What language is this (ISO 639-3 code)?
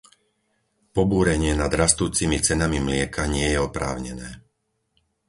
slk